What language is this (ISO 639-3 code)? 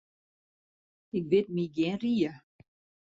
fry